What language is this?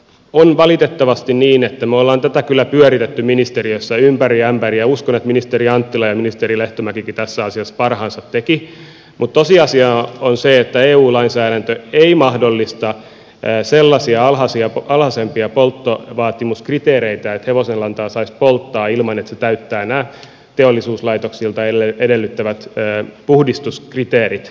Finnish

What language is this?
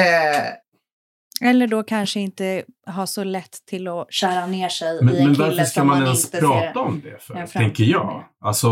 Swedish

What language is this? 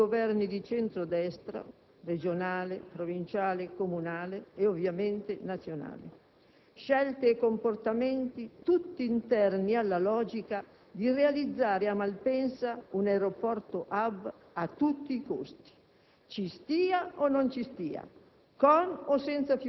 Italian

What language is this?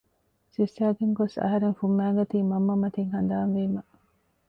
Divehi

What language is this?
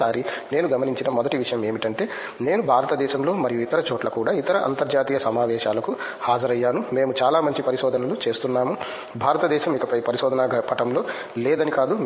Telugu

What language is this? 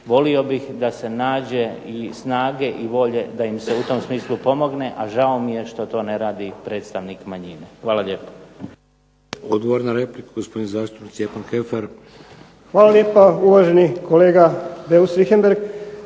Croatian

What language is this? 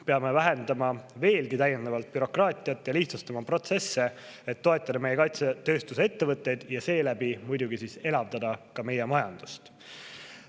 Estonian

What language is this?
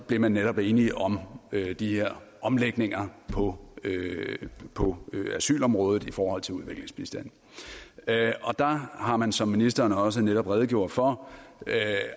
Danish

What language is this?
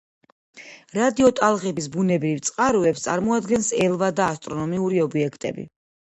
Georgian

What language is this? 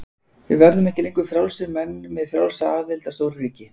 Icelandic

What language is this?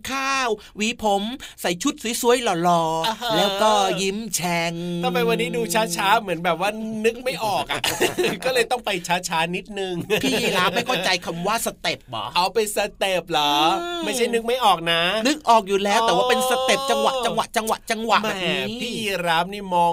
Thai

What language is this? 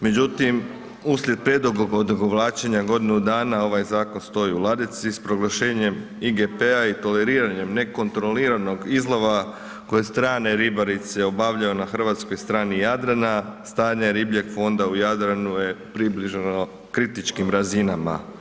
Croatian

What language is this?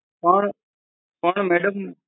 Gujarati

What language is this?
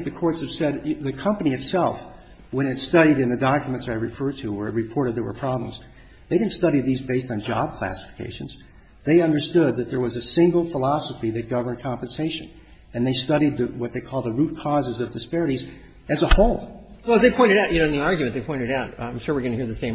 English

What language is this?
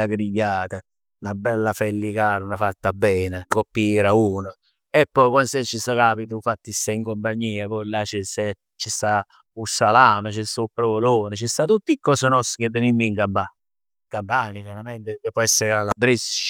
Neapolitan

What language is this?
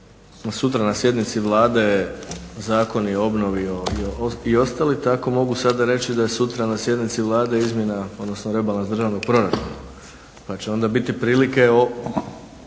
Croatian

